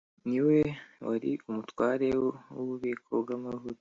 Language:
Kinyarwanda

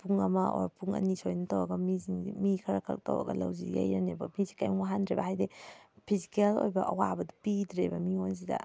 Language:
Manipuri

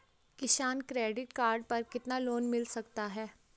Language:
Hindi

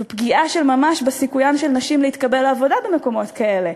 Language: Hebrew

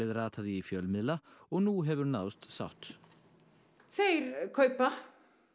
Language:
Icelandic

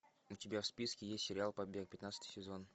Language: Russian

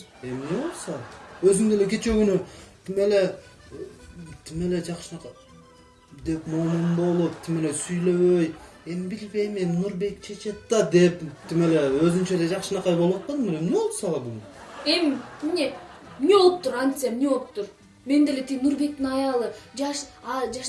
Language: Turkish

